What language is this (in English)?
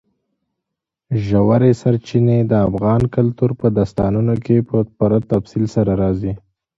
Pashto